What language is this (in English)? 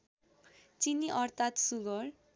Nepali